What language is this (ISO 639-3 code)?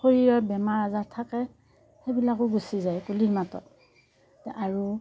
asm